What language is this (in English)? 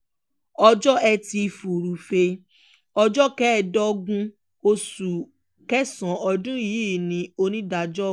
Yoruba